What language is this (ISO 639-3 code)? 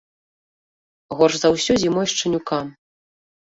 bel